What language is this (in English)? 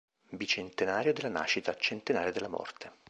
Italian